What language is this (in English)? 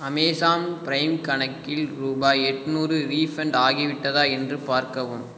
Tamil